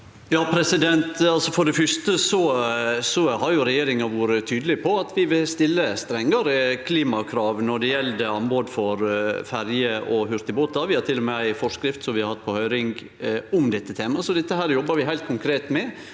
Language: Norwegian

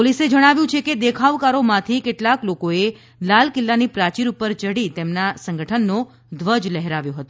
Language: Gujarati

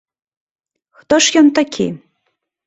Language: Belarusian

